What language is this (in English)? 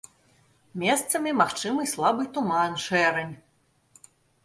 Belarusian